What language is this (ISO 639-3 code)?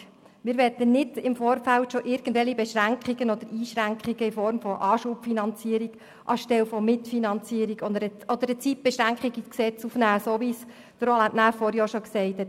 gsw